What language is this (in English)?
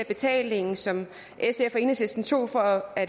Danish